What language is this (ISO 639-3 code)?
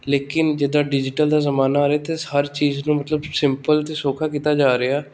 pan